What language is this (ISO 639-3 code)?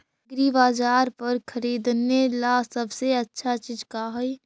mag